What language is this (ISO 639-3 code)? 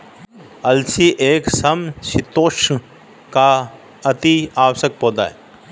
hin